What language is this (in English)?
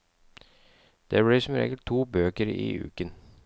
Norwegian